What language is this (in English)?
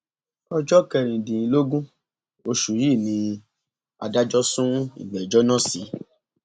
Yoruba